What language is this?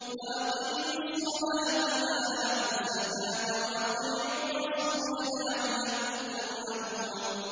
Arabic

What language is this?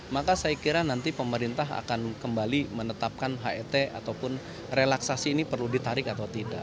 Indonesian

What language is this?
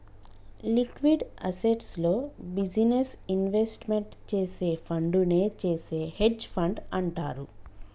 Telugu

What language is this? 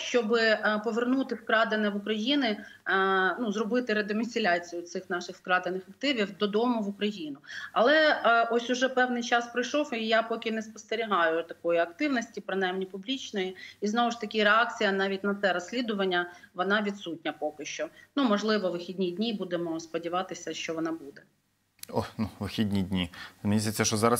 Ukrainian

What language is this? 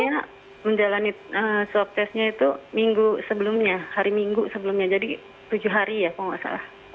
Indonesian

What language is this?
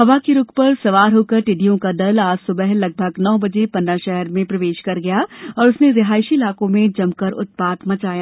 Hindi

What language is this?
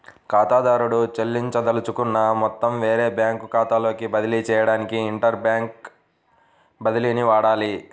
Telugu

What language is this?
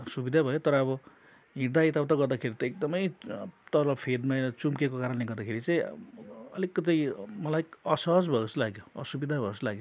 Nepali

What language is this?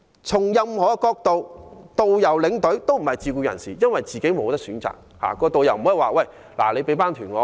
Cantonese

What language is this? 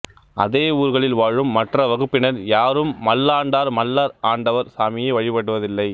Tamil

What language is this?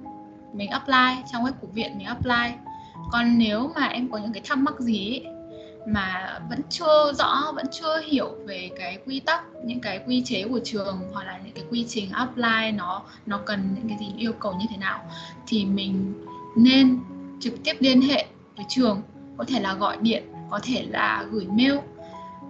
Vietnamese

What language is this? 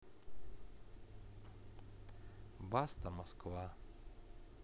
Russian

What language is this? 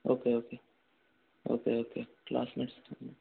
Telugu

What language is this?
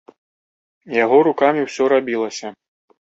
Belarusian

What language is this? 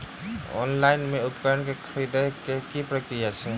Maithili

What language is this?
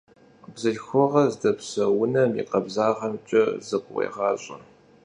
Kabardian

